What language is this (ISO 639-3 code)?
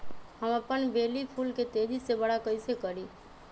mag